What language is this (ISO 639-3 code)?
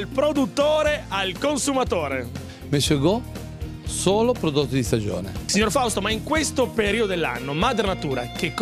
ita